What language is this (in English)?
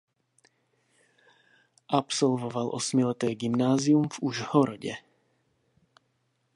Czech